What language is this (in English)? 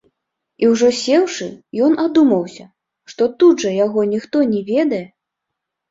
Belarusian